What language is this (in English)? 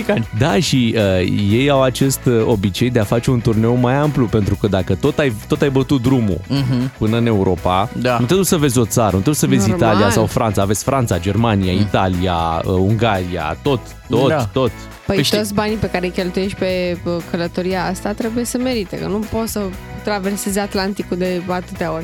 Romanian